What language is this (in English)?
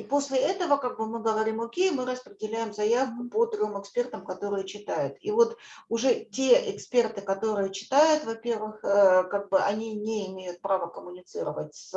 Russian